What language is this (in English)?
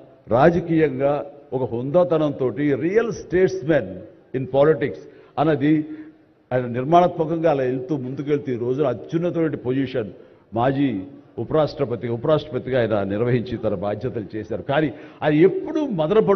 Telugu